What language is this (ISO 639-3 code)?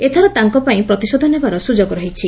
ori